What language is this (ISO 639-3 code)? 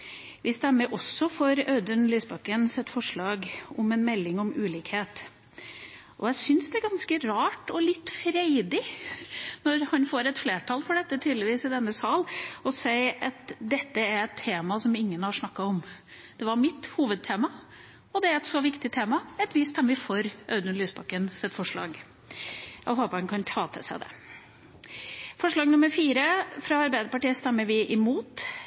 nob